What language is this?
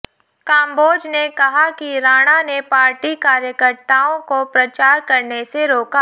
Hindi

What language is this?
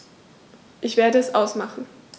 German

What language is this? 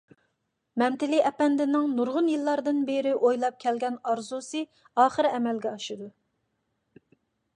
Uyghur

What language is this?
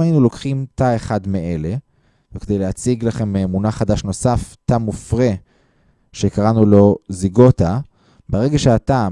Hebrew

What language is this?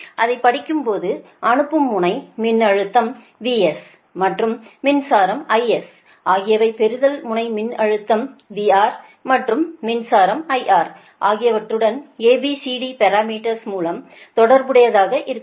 Tamil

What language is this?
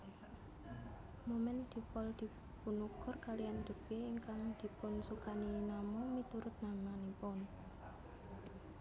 Javanese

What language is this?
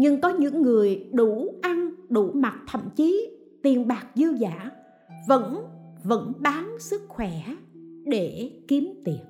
Vietnamese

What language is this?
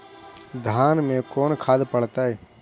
Magahi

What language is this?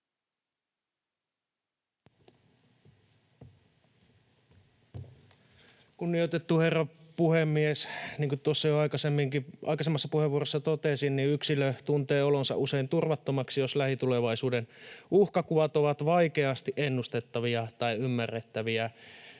Finnish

